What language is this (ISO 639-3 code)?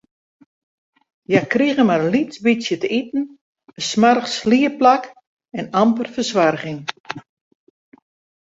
fry